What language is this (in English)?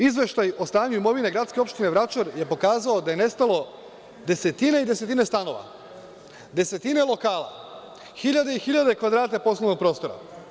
Serbian